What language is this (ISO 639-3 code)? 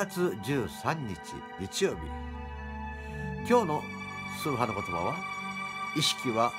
jpn